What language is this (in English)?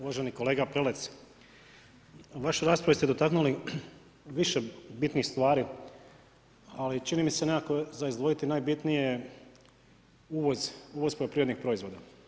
Croatian